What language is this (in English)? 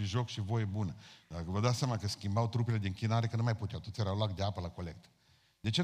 Romanian